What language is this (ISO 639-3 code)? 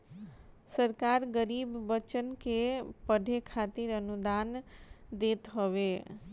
bho